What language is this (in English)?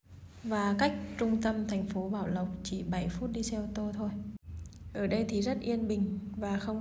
Vietnamese